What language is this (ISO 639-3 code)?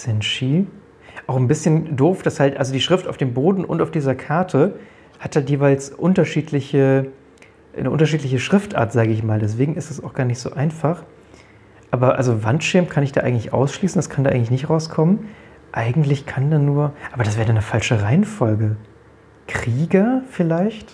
deu